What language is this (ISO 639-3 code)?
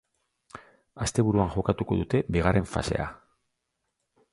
eus